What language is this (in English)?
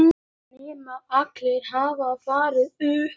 Icelandic